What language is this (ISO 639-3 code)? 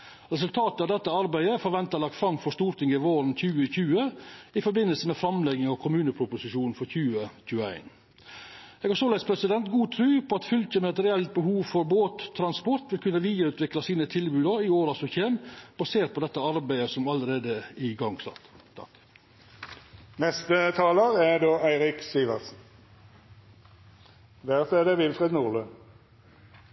nor